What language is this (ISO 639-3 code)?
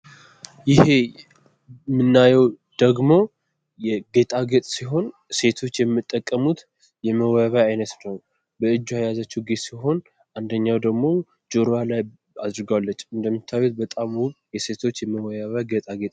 amh